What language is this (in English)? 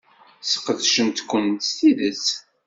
Kabyle